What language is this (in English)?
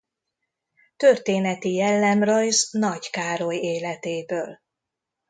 Hungarian